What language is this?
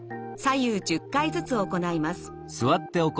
Japanese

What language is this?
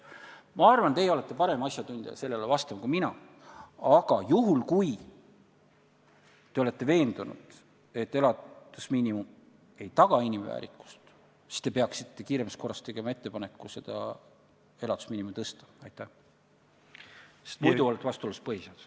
Estonian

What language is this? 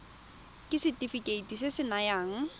Tswana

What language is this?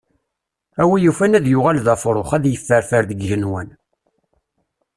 Kabyle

